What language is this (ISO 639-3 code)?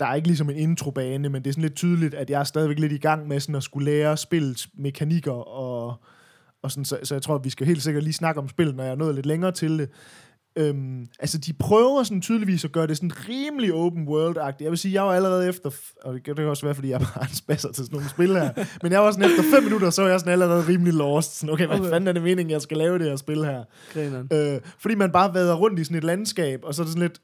dan